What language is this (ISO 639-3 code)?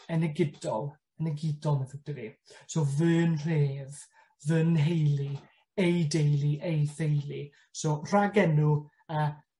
cym